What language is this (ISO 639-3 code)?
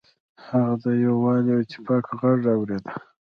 pus